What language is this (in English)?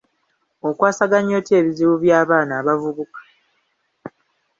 Ganda